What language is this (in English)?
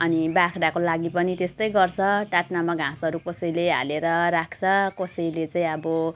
Nepali